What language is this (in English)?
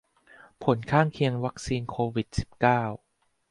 Thai